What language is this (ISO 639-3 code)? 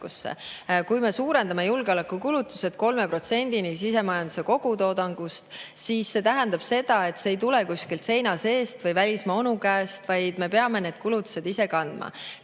est